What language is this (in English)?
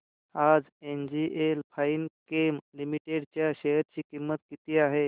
Marathi